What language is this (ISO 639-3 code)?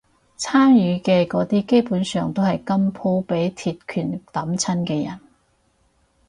yue